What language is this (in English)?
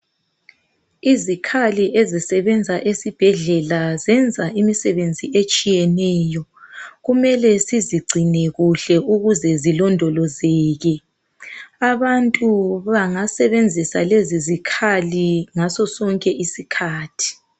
North Ndebele